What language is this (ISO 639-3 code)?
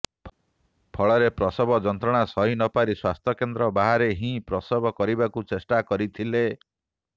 ori